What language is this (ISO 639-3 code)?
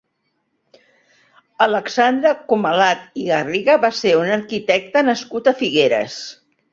cat